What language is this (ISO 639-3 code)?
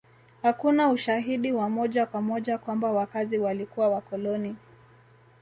swa